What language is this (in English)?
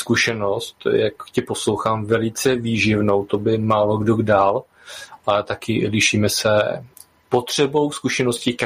Czech